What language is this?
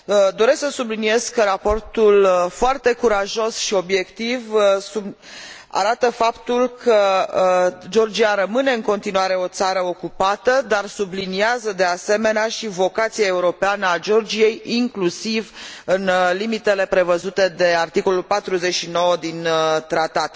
Romanian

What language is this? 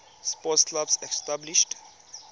Tswana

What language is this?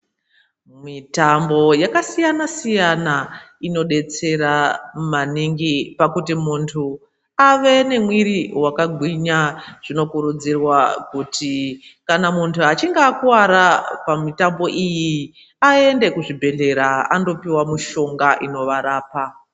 Ndau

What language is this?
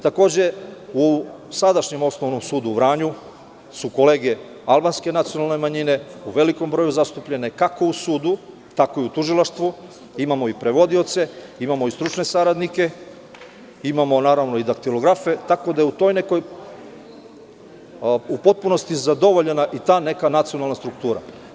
Serbian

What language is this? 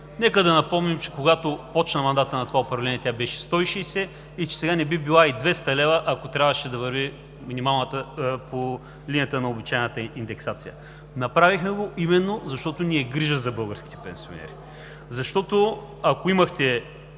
Bulgarian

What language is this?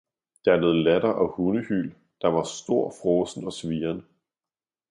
Danish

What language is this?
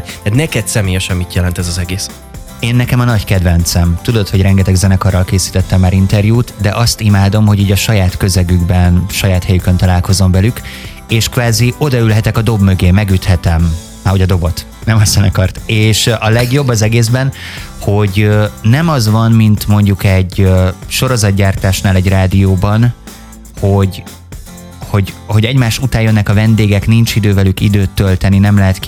Hungarian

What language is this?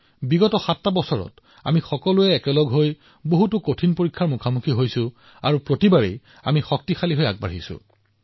Assamese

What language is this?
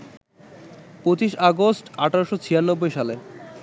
Bangla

